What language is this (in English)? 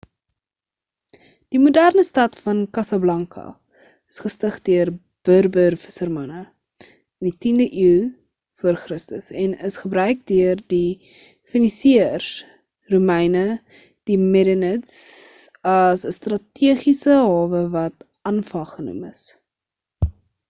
Afrikaans